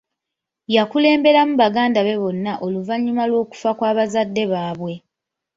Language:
Ganda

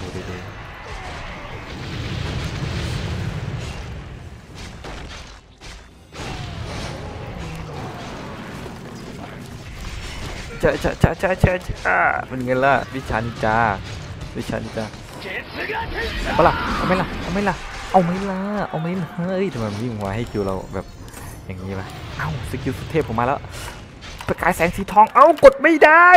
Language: Thai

